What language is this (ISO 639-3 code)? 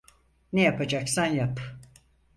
tur